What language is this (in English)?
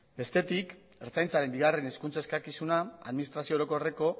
Basque